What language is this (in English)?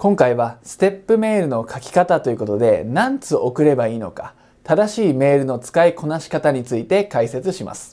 Japanese